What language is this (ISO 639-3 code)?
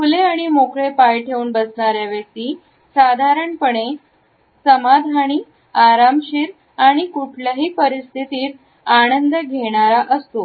mar